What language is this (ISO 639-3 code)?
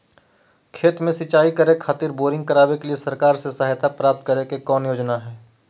mag